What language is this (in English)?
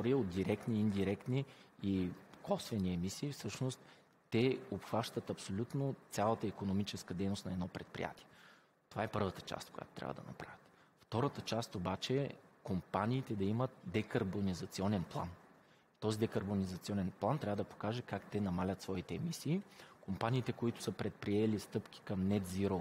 Bulgarian